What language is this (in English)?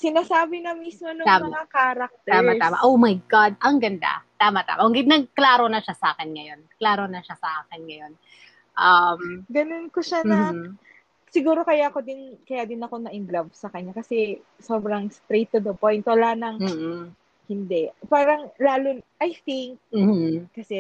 Filipino